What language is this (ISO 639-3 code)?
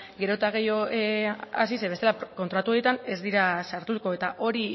eus